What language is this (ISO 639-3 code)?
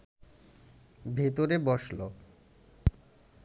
ben